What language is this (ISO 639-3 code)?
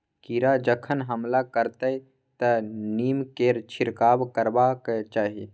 mai